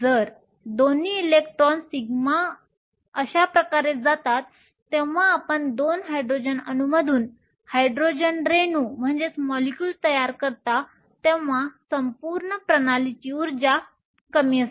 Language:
Marathi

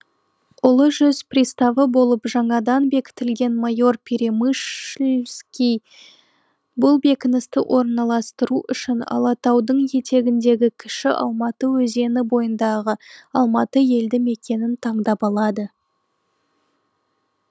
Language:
Kazakh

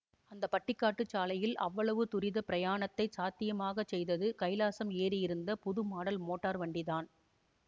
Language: Tamil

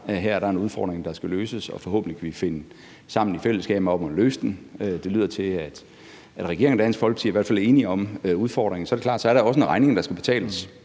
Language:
Danish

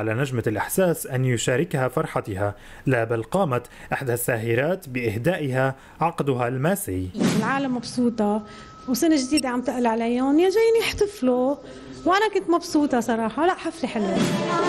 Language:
Arabic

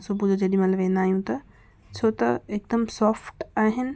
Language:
Sindhi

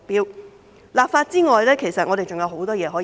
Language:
Cantonese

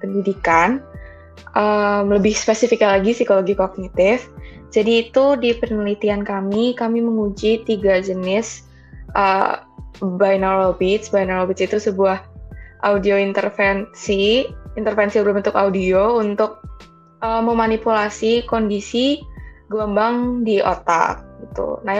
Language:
Indonesian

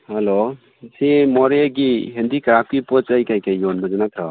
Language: Manipuri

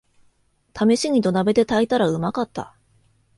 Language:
Japanese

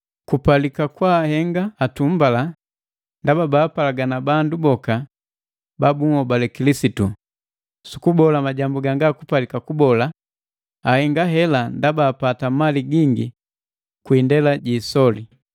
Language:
Matengo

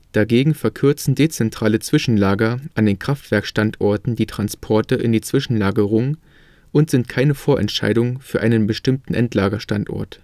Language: German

